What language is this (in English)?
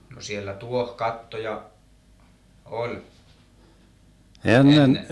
Finnish